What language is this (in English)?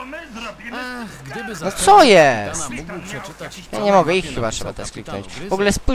Polish